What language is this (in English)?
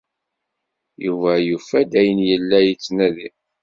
Kabyle